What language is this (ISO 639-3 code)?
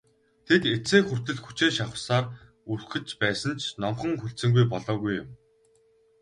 mon